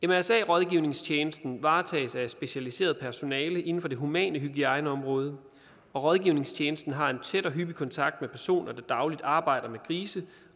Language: Danish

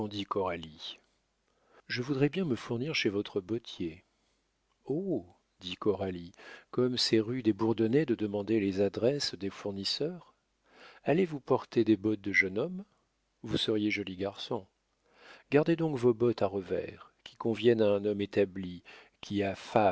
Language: French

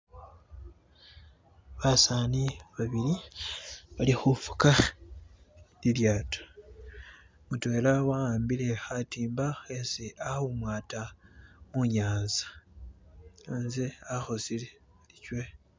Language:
Masaaba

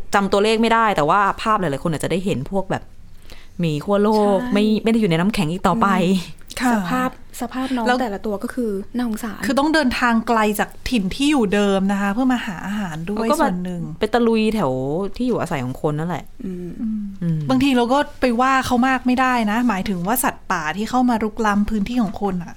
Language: Thai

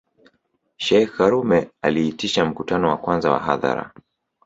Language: Swahili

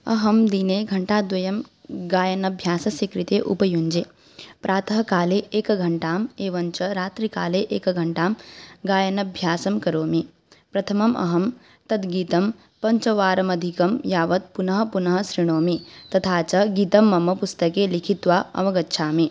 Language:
Sanskrit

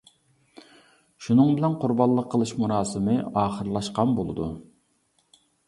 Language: Uyghur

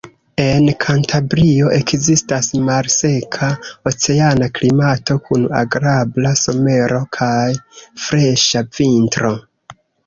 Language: Esperanto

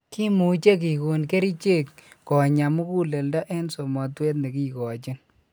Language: Kalenjin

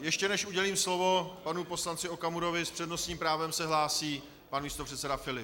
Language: Czech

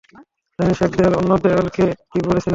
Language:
Bangla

